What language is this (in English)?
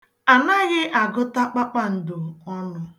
Igbo